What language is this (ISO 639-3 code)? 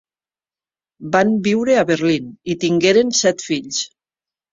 cat